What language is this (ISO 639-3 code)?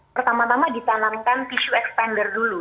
ind